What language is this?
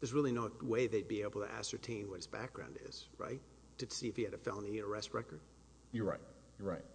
English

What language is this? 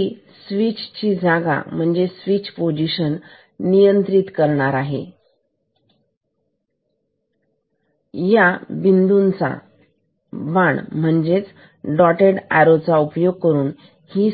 Marathi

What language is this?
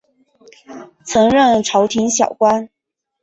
Chinese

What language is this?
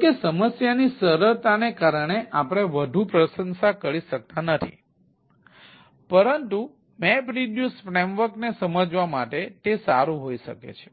Gujarati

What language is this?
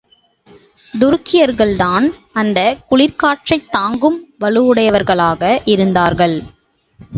Tamil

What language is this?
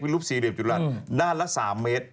Thai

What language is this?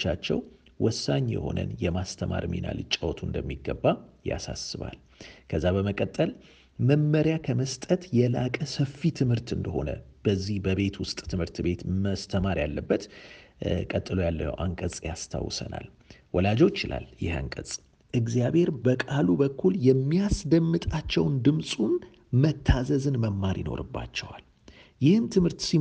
Amharic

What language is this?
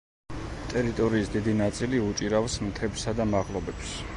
Georgian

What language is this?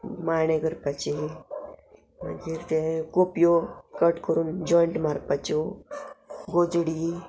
Konkani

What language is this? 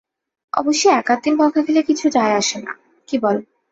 Bangla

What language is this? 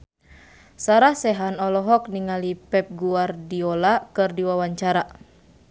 Sundanese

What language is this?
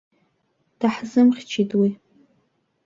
Abkhazian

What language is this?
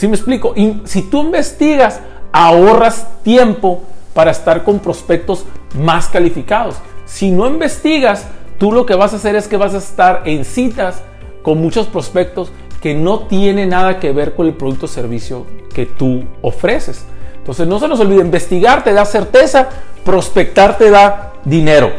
Spanish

